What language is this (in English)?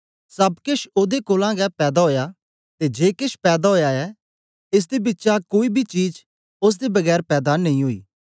Dogri